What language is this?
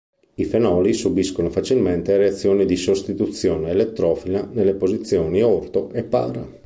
Italian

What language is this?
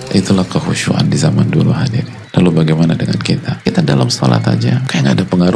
Indonesian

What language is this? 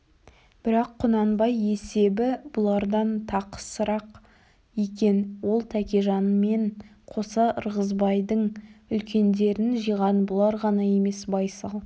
Kazakh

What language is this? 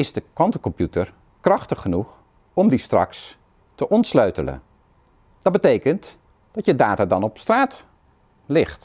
Dutch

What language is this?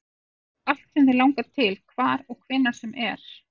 Icelandic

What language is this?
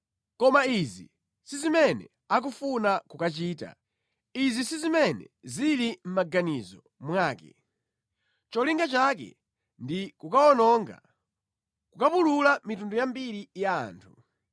Nyanja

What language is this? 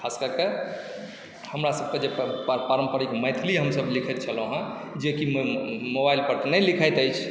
Maithili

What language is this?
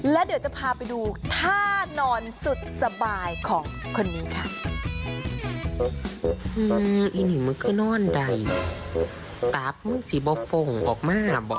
Thai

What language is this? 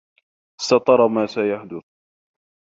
Arabic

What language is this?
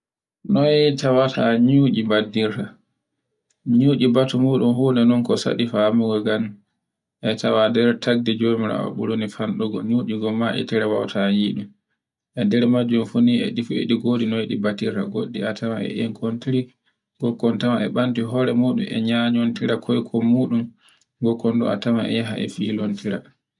Borgu Fulfulde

